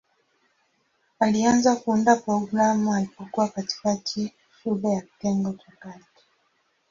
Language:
Swahili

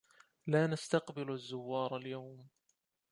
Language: Arabic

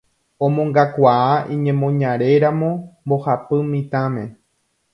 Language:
Guarani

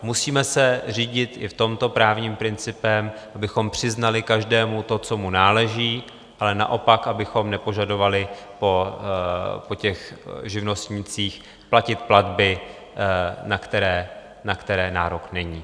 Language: Czech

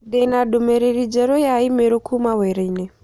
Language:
Kikuyu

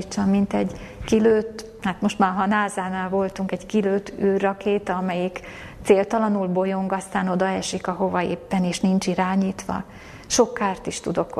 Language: Hungarian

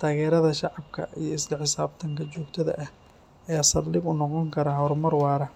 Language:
Somali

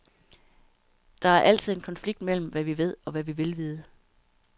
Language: Danish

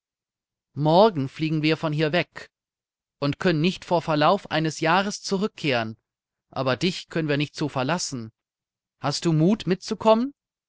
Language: German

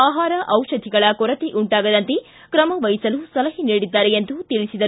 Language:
Kannada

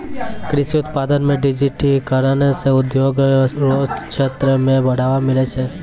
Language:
Maithili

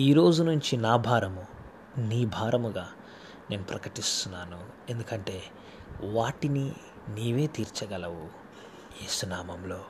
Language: Telugu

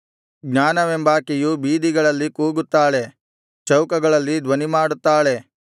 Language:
Kannada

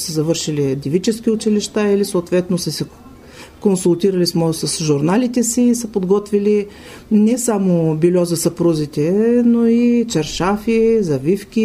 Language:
Bulgarian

